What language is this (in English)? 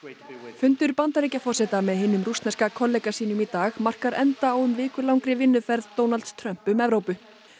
Icelandic